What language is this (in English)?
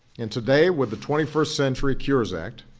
English